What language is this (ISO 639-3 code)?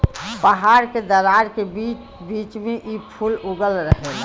bho